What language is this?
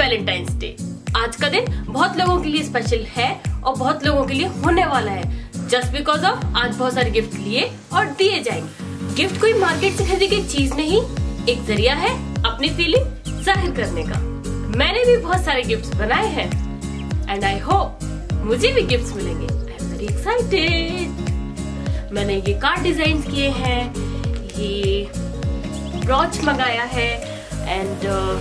Dutch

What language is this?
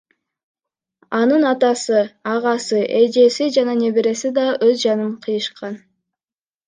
Kyrgyz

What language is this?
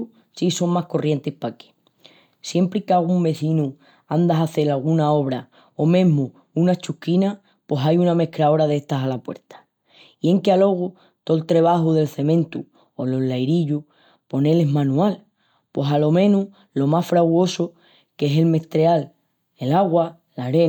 Extremaduran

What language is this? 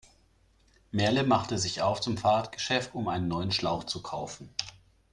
German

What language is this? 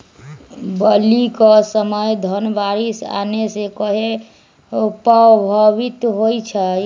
Magahi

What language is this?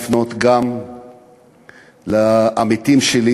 Hebrew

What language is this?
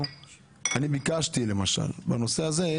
Hebrew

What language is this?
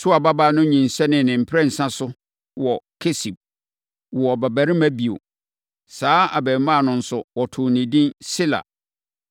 Akan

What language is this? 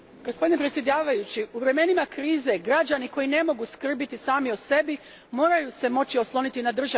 Croatian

